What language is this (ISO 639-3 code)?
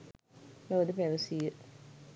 sin